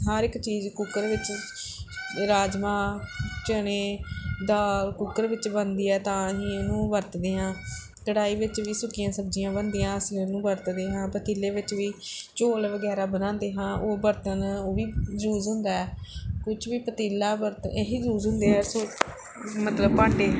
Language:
Punjabi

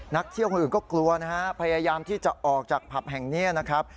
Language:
Thai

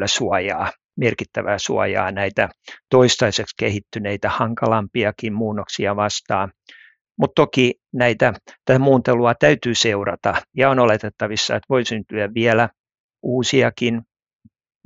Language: Finnish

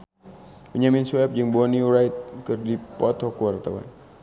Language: Sundanese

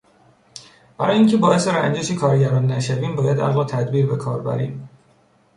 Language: Persian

